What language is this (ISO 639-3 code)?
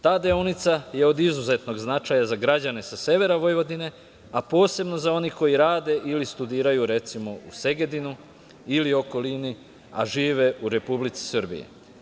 srp